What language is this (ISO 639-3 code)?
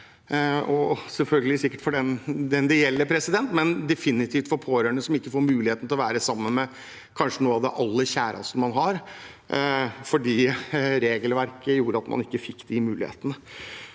nor